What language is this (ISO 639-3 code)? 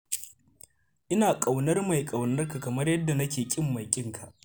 hau